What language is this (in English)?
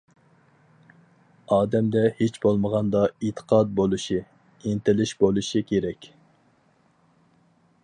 Uyghur